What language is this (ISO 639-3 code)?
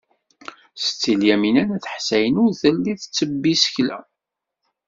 kab